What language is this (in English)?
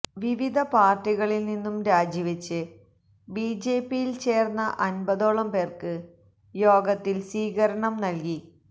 Malayalam